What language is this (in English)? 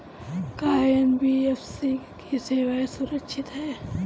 Bhojpuri